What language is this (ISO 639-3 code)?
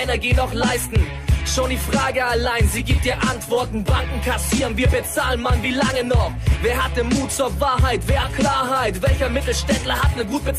deu